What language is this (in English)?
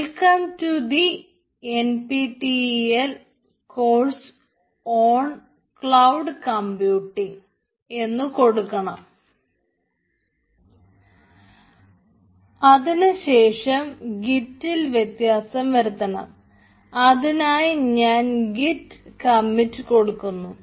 Malayalam